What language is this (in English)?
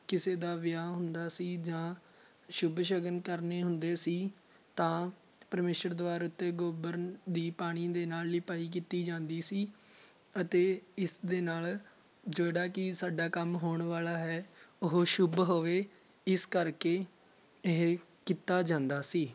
Punjabi